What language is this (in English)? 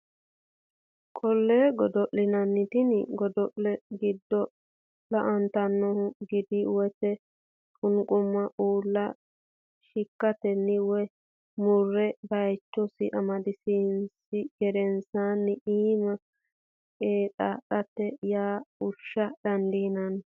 Sidamo